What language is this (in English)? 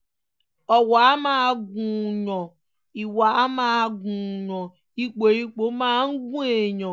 Yoruba